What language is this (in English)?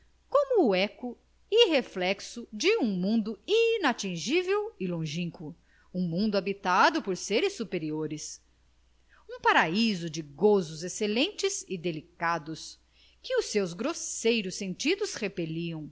Portuguese